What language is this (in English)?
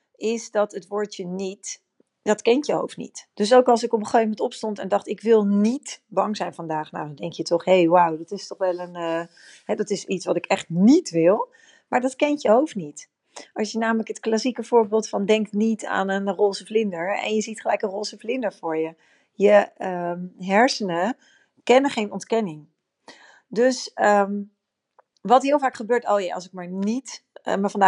Dutch